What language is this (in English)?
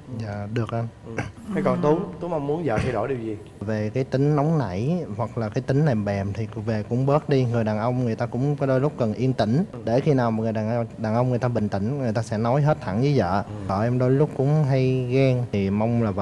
Vietnamese